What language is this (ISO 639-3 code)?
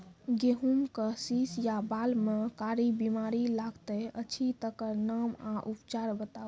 mai